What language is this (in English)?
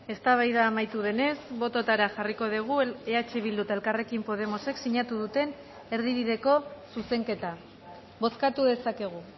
Basque